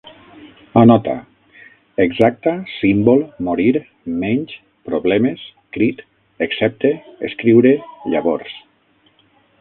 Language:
Catalan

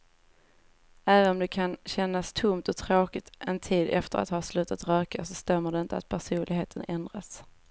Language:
Swedish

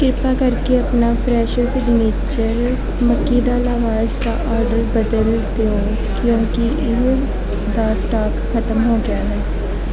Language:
Punjabi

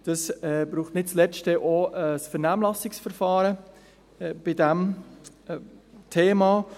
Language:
Swiss German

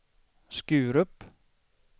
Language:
Swedish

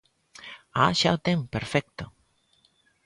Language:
Galician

